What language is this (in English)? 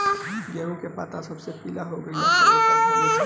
Bhojpuri